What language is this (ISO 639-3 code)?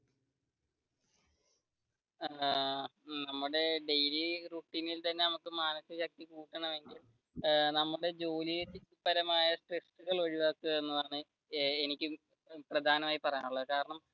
mal